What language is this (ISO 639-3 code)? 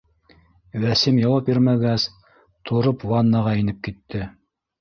bak